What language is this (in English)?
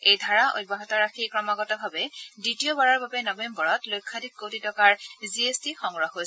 Assamese